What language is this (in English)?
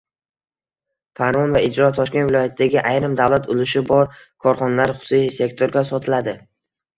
Uzbek